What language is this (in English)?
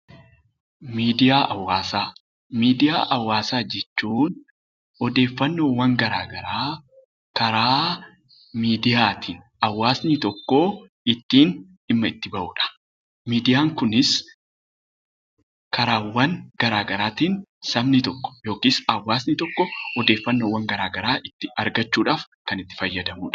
Oromo